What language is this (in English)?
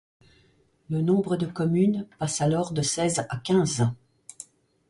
French